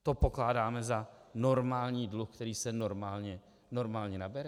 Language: Czech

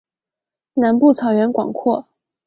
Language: Chinese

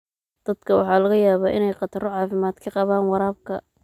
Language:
Somali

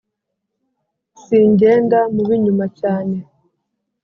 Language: Kinyarwanda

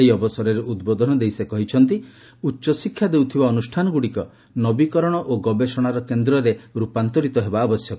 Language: Odia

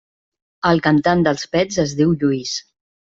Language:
Catalan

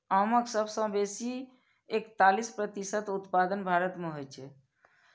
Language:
Maithili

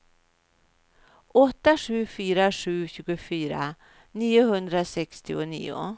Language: Swedish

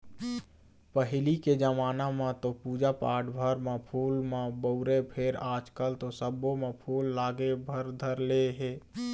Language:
Chhattisgarhi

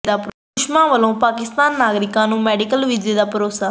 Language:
Punjabi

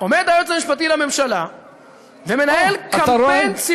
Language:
Hebrew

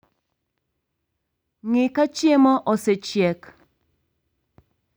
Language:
Luo (Kenya and Tanzania)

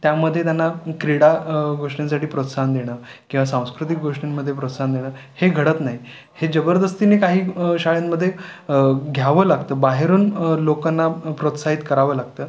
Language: Marathi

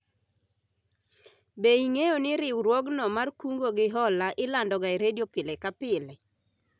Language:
Luo (Kenya and Tanzania)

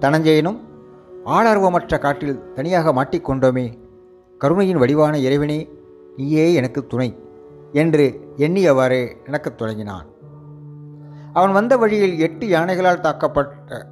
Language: Tamil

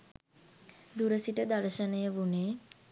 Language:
Sinhala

